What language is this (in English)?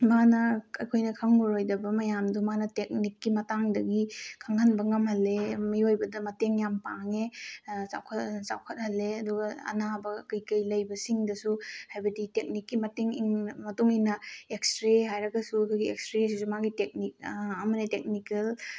Manipuri